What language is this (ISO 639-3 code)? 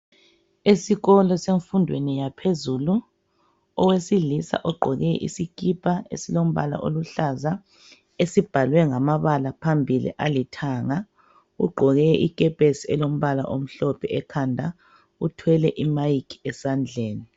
nde